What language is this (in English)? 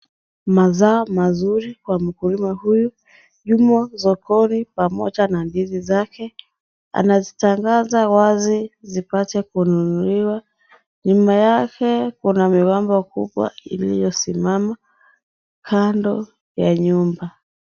Swahili